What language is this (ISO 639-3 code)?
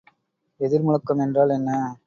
tam